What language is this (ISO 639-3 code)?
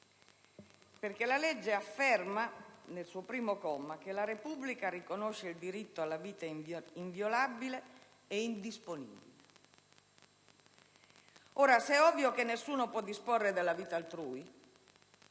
ita